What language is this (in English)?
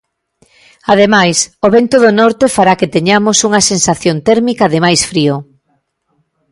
Galician